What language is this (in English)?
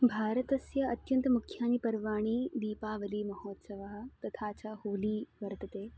Sanskrit